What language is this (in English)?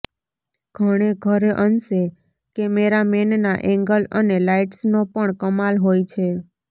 Gujarati